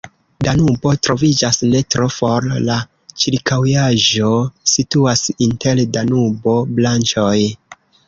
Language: Esperanto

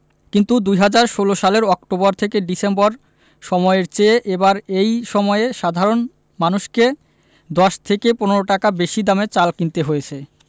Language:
Bangla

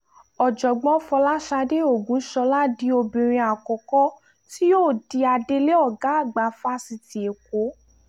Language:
Yoruba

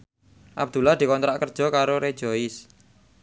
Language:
Javanese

